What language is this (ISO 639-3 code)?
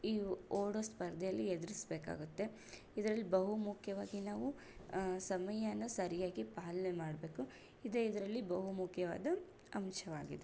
kan